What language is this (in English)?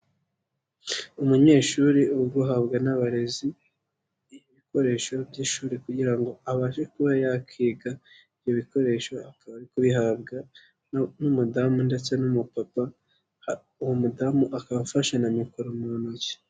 Kinyarwanda